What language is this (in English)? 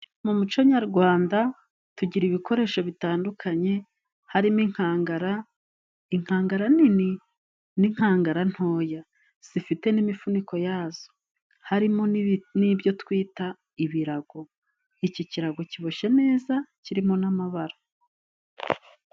Kinyarwanda